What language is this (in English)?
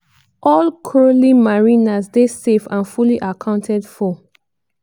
Nigerian Pidgin